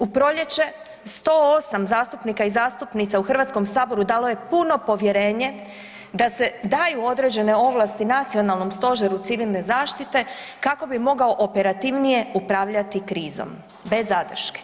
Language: Croatian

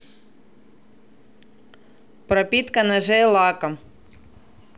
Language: Russian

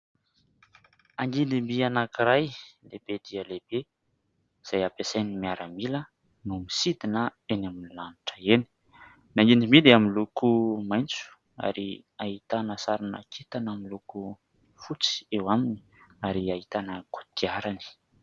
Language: Malagasy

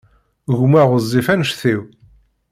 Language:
Kabyle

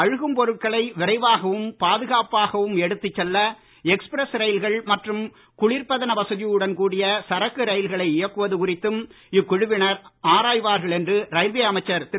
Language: Tamil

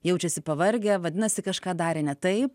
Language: Lithuanian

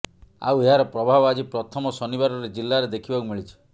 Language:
Odia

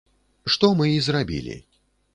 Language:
Belarusian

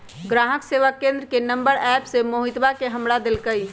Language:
Magahi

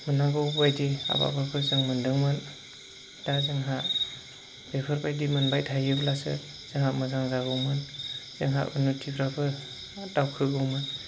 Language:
Bodo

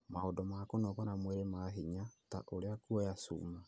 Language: Kikuyu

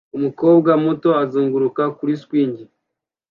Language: Kinyarwanda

